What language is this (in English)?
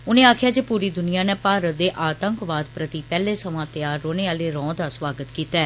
Dogri